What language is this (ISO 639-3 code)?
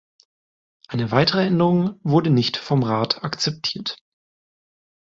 deu